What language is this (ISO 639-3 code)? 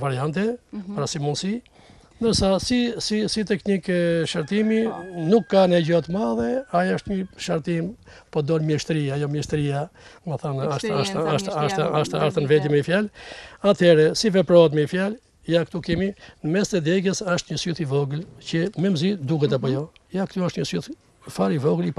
ron